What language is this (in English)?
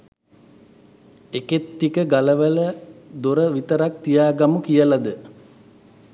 Sinhala